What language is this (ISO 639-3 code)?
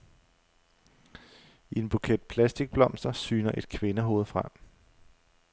dan